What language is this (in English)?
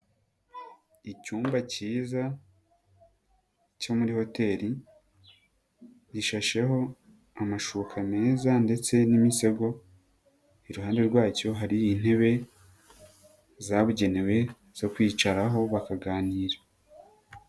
Kinyarwanda